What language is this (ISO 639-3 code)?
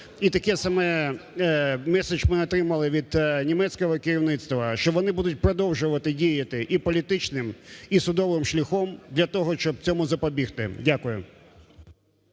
ukr